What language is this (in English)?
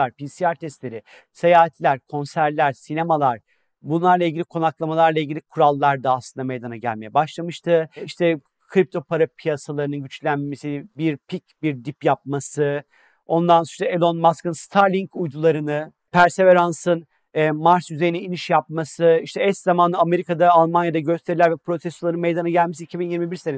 Turkish